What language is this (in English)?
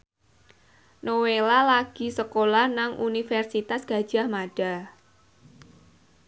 Javanese